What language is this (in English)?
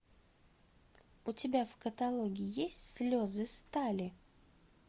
Russian